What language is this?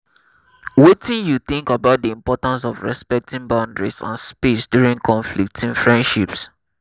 Nigerian Pidgin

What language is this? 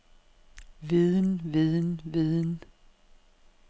Danish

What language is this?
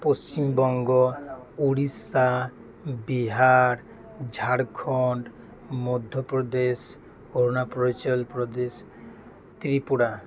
Santali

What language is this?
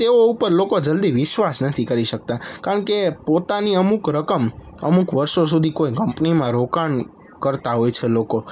Gujarati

